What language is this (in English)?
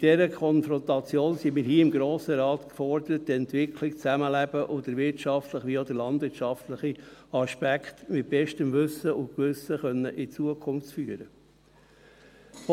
Swiss German